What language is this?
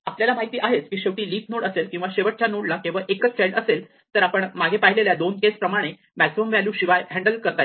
Marathi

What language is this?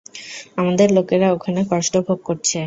Bangla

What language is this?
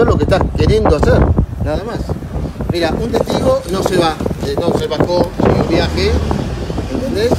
Spanish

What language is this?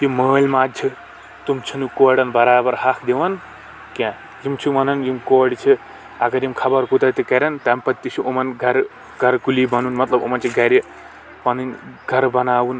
Kashmiri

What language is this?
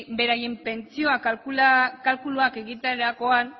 Basque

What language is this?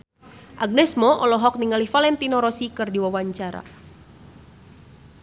Sundanese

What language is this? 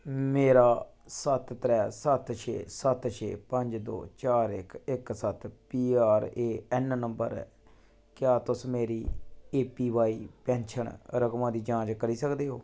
Dogri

